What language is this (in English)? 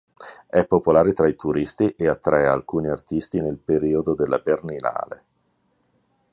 Italian